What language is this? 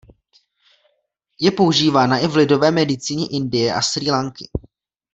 Czech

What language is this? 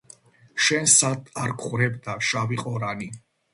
Georgian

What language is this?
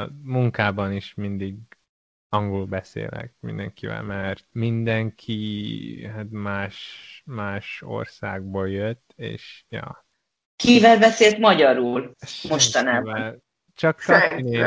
Hungarian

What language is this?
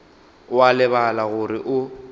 Northern Sotho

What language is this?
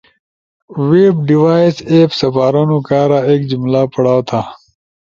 Ushojo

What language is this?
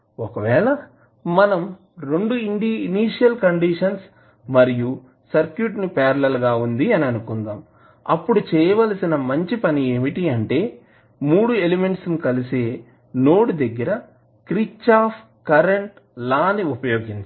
Telugu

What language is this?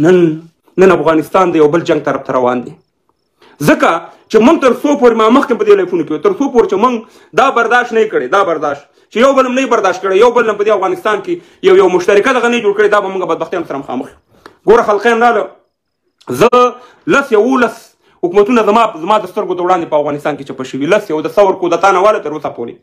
Arabic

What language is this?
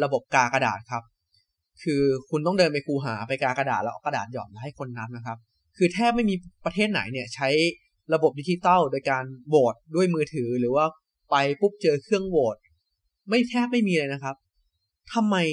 Thai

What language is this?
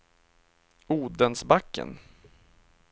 Swedish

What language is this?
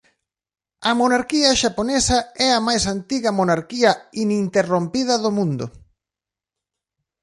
Galician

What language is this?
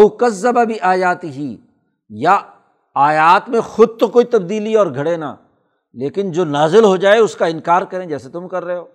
Urdu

